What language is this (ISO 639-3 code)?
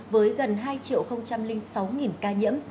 vie